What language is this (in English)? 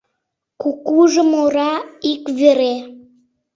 Mari